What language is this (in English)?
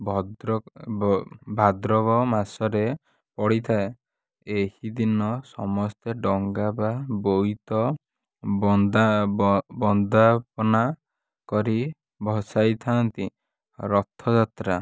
Odia